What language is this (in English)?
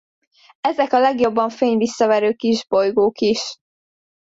Hungarian